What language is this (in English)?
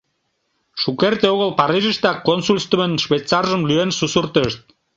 Mari